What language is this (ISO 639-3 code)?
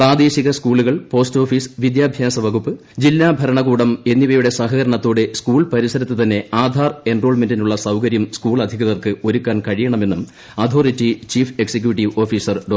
mal